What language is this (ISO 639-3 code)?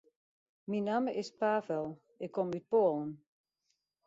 fry